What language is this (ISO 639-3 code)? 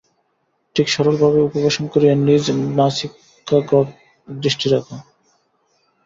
ben